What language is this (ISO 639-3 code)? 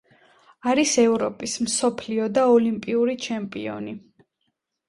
kat